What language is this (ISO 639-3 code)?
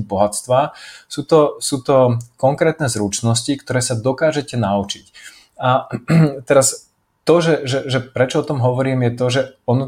slk